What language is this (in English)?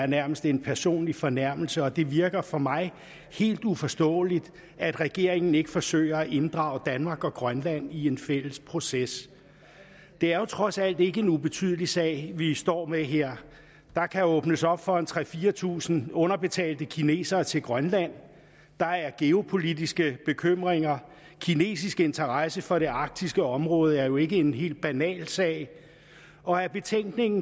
Danish